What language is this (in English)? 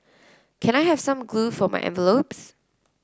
English